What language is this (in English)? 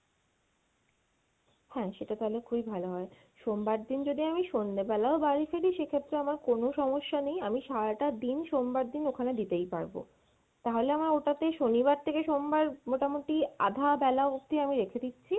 Bangla